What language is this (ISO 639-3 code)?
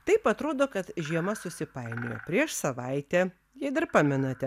lit